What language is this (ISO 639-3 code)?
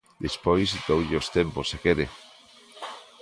glg